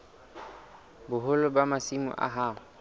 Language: Southern Sotho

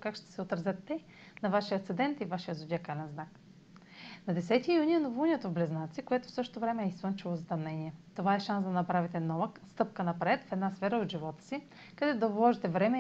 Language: Bulgarian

